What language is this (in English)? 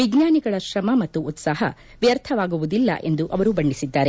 Kannada